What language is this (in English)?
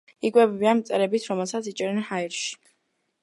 Georgian